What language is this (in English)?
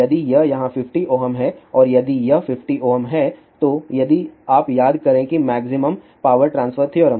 Hindi